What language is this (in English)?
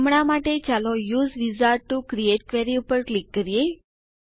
Gujarati